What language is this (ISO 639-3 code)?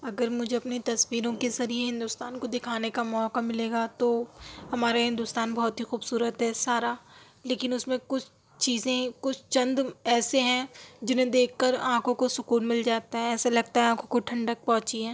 urd